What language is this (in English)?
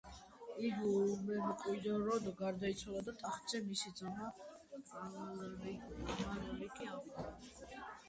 Georgian